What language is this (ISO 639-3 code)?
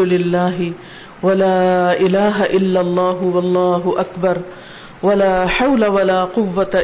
urd